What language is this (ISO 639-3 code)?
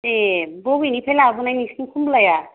brx